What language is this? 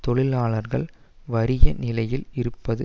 Tamil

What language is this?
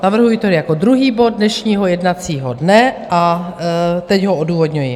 Czech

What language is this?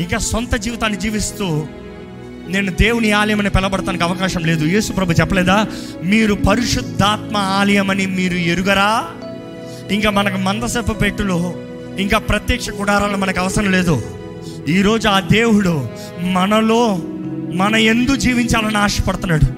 Telugu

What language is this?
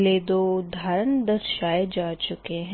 Hindi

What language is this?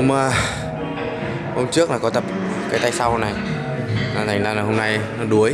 Vietnamese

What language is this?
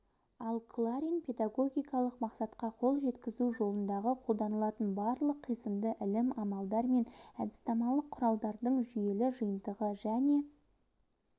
Kazakh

